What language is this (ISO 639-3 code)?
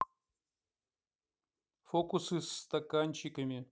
rus